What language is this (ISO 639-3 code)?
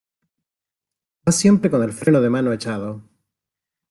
spa